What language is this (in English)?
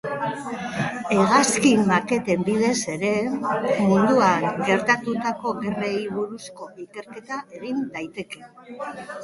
Basque